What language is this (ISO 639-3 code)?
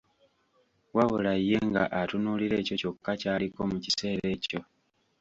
lug